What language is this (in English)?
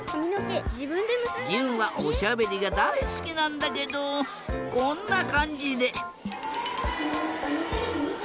Japanese